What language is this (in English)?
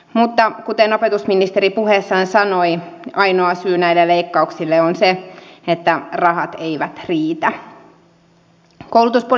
Finnish